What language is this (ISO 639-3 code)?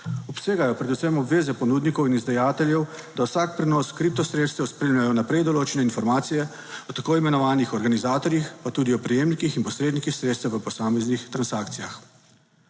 slv